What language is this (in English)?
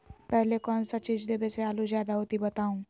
Magahi